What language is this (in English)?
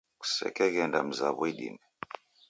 Taita